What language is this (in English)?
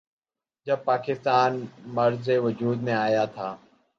Urdu